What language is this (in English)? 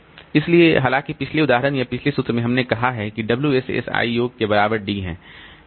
Hindi